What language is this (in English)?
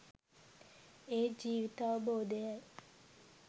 Sinhala